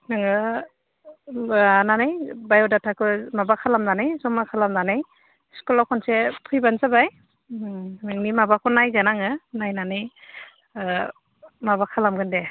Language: Bodo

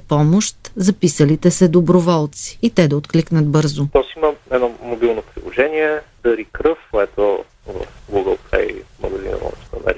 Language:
Bulgarian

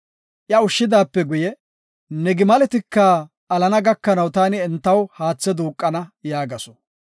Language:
Gofa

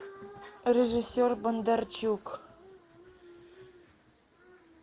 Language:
Russian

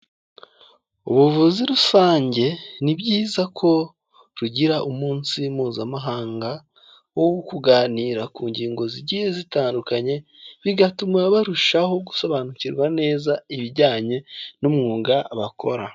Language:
Kinyarwanda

